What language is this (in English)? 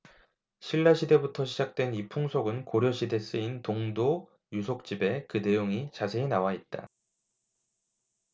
Korean